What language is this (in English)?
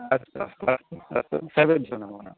Sanskrit